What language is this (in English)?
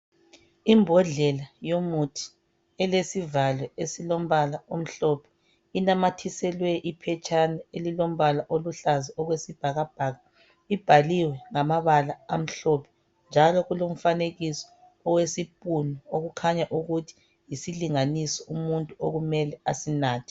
North Ndebele